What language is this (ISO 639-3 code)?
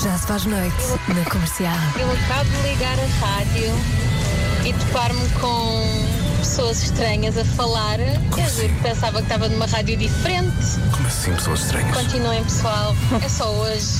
por